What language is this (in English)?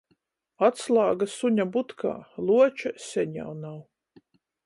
Latgalian